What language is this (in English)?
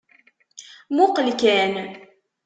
Kabyle